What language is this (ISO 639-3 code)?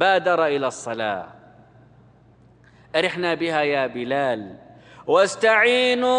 ara